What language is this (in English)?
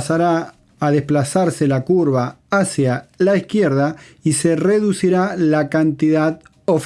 Spanish